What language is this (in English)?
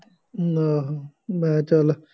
Punjabi